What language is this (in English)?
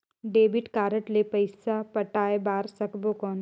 Chhattisgarhi